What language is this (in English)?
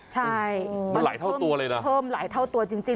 Thai